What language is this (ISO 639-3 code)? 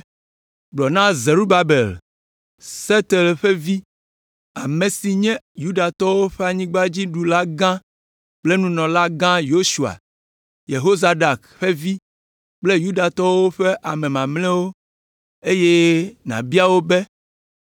ewe